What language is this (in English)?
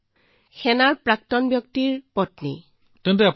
Assamese